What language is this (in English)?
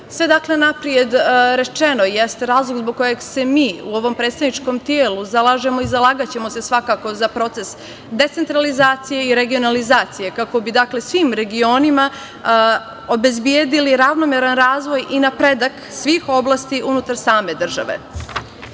Serbian